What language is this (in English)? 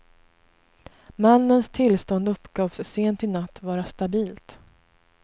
Swedish